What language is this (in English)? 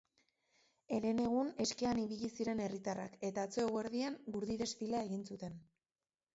Basque